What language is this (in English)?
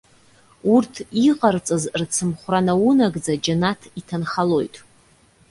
Abkhazian